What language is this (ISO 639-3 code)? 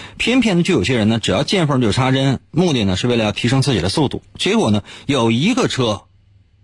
zho